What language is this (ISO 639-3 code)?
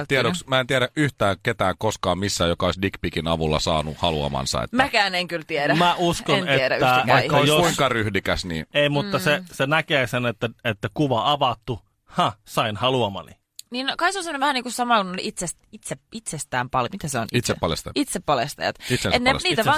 fin